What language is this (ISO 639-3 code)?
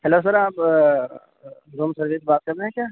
urd